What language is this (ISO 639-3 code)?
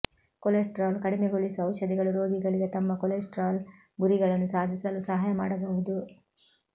kan